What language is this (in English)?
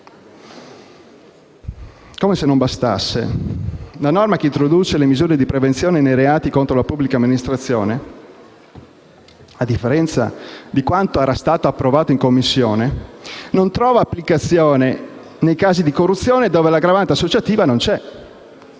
Italian